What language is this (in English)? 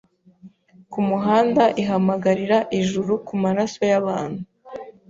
Kinyarwanda